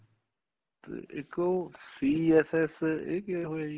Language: Punjabi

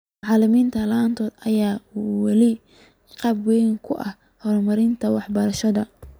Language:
Somali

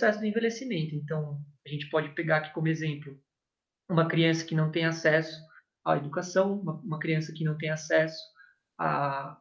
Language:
Portuguese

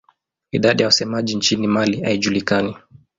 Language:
Swahili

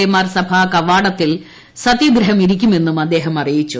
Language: Malayalam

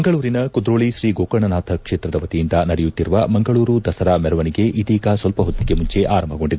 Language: Kannada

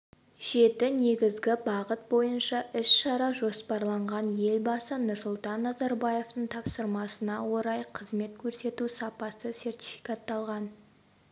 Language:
Kazakh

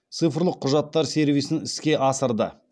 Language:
Kazakh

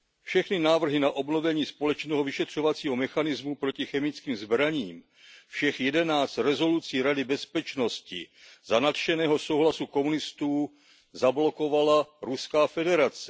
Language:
Czech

